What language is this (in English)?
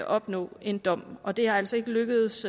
Danish